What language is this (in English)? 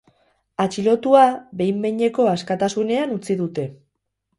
Basque